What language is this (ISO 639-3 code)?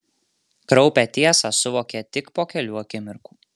lit